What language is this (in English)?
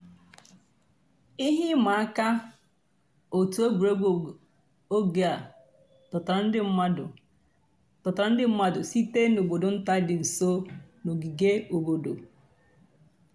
Igbo